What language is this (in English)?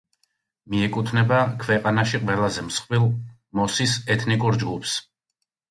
Georgian